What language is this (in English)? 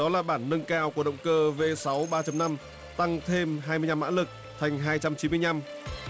Vietnamese